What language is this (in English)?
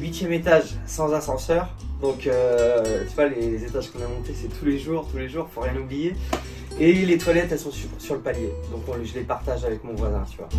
French